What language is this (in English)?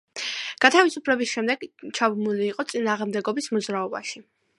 Georgian